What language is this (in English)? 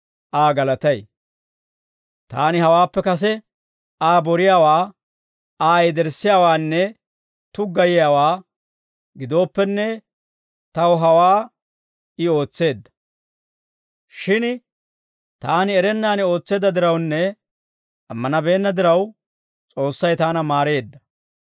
Dawro